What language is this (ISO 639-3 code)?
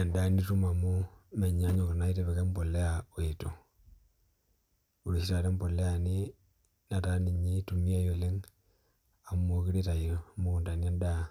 mas